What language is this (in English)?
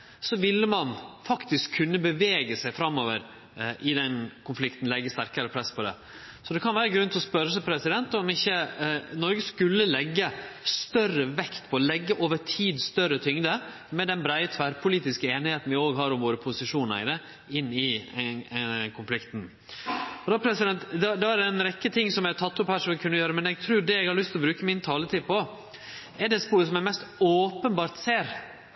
Norwegian Nynorsk